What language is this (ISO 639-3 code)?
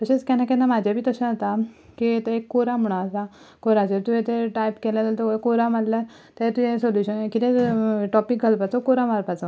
kok